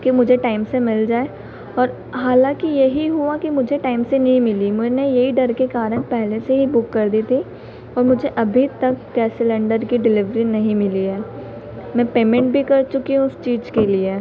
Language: Hindi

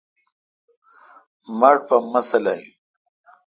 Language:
Kalkoti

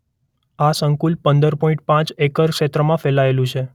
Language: Gujarati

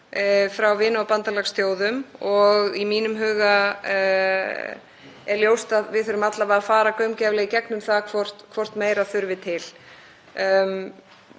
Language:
Icelandic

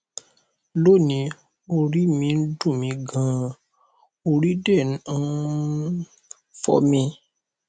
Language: Yoruba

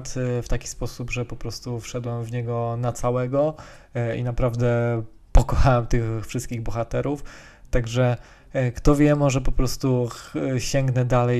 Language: Polish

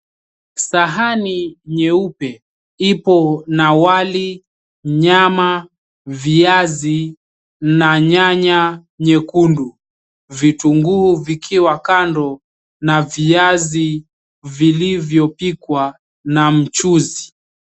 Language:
Swahili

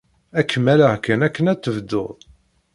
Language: Kabyle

